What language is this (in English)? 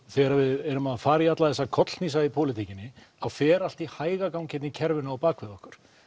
Icelandic